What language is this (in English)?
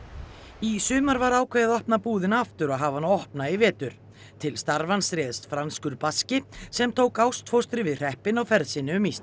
Icelandic